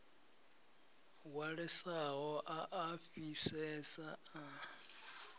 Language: Venda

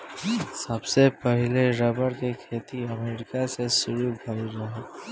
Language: Bhojpuri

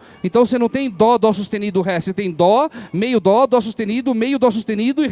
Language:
Portuguese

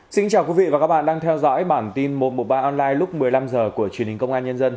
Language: Vietnamese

